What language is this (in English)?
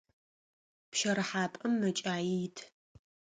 Adyghe